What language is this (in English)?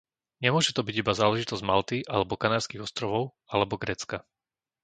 Slovak